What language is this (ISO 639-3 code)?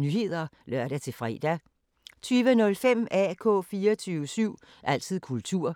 dan